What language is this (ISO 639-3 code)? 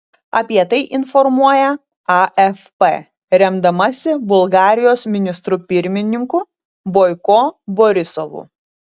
lit